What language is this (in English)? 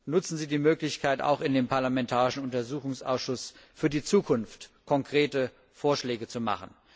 German